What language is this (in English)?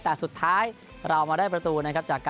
Thai